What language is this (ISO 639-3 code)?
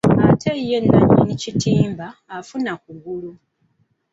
lug